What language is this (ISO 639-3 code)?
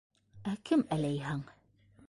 bak